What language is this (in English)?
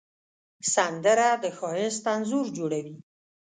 Pashto